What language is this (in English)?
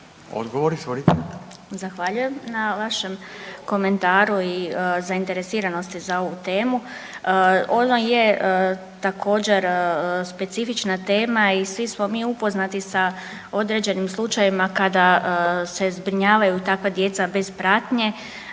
Croatian